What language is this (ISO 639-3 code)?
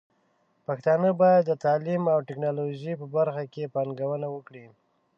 pus